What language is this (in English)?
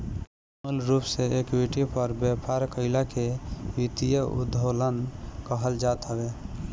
Bhojpuri